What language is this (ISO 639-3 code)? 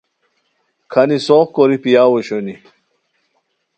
khw